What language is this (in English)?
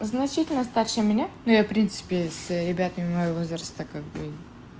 Russian